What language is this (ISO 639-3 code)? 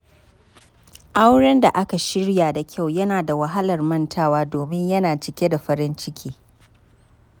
hau